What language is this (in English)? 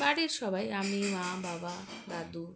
Bangla